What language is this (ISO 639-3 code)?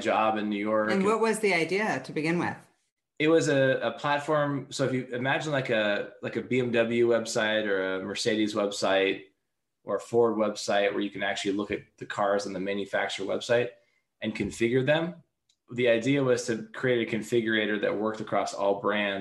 eng